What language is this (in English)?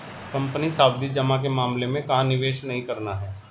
Hindi